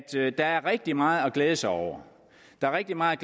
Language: Danish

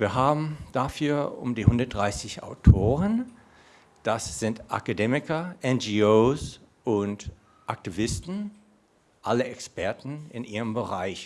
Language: German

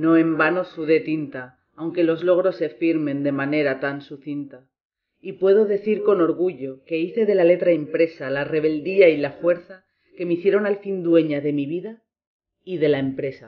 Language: Spanish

